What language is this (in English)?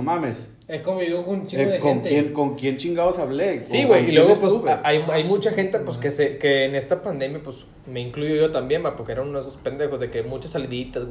Spanish